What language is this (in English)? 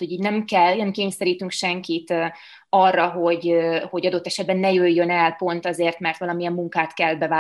Hungarian